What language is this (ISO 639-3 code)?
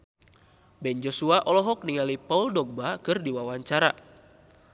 sun